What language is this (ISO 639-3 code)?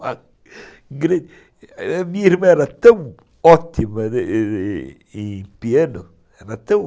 por